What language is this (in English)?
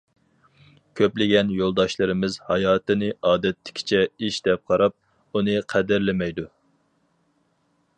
Uyghur